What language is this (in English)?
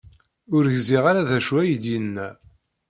Kabyle